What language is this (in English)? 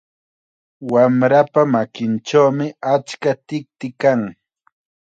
Chiquián Ancash Quechua